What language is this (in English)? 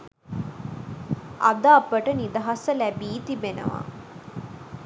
Sinhala